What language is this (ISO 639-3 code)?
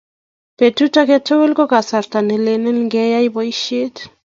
kln